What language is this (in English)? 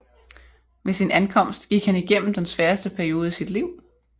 Danish